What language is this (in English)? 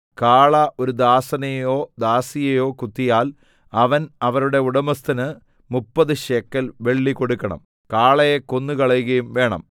Malayalam